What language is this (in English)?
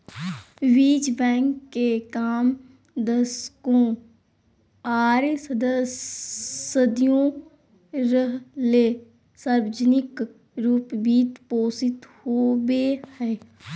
Magahi